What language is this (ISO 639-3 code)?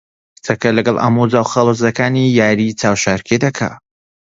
ckb